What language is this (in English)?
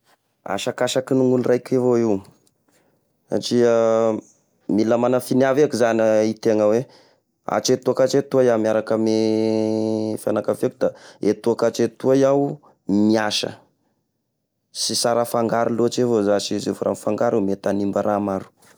Tesaka Malagasy